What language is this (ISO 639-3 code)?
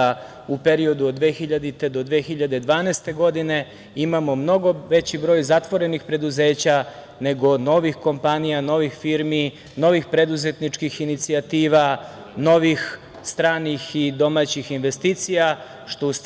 srp